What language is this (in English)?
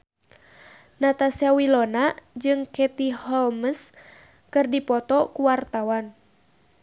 Sundanese